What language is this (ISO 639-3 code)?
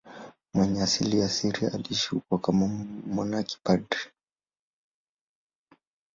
swa